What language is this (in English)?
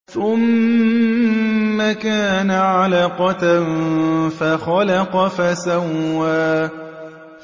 Arabic